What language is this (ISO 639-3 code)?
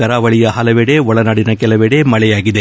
kan